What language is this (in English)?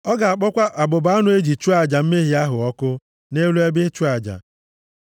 Igbo